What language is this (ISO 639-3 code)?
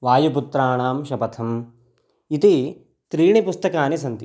san